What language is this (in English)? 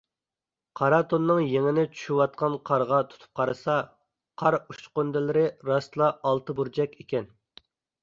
Uyghur